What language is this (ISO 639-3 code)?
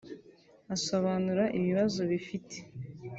kin